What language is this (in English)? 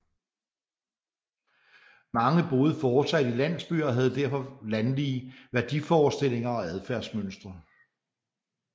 Danish